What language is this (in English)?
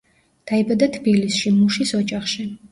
Georgian